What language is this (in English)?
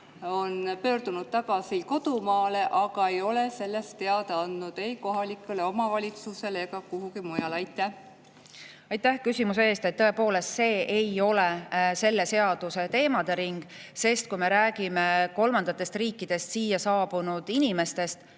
Estonian